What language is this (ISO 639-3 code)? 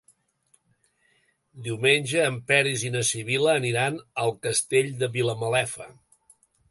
cat